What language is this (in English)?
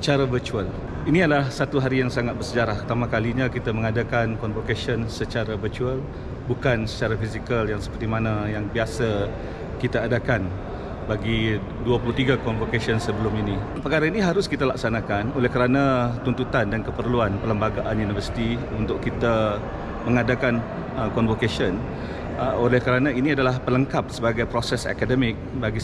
Malay